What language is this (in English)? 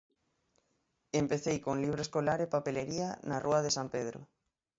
Galician